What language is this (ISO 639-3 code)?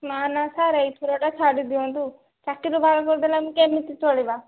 ori